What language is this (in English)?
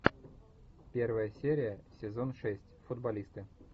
Russian